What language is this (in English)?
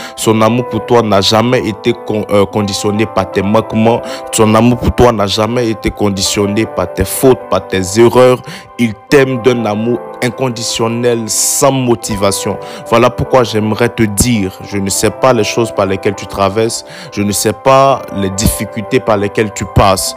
French